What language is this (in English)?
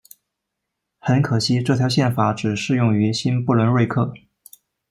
Chinese